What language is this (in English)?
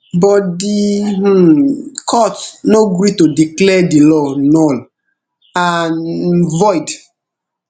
Nigerian Pidgin